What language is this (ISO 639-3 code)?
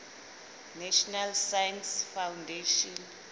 sot